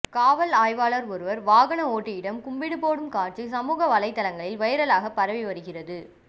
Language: Tamil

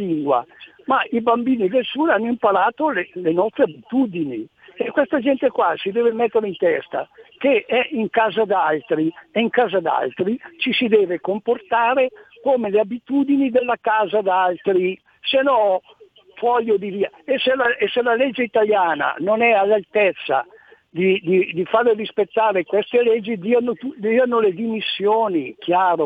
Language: Italian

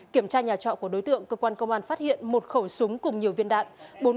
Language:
Vietnamese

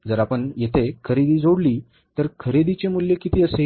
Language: Marathi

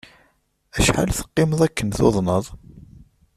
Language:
Kabyle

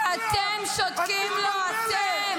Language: Hebrew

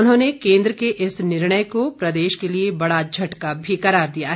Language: Hindi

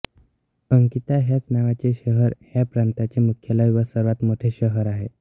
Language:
Marathi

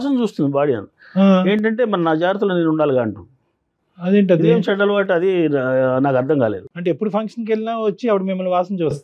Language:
Telugu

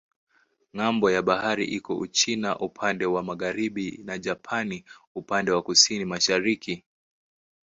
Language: Swahili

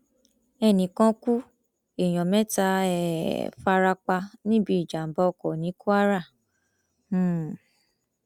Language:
Yoruba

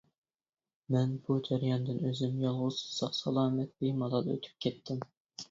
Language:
Uyghur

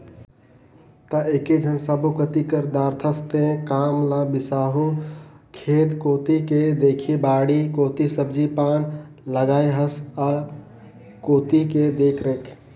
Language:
Chhattisgarhi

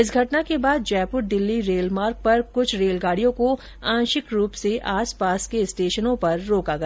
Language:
Hindi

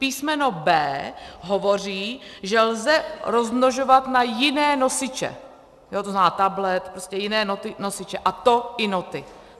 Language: Czech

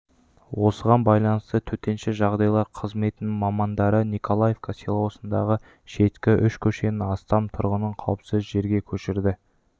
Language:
Kazakh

